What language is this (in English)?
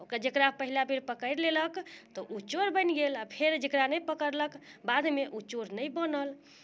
Maithili